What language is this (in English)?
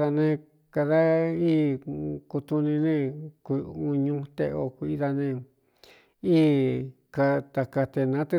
Cuyamecalco Mixtec